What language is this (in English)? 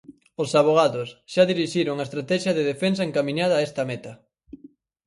Galician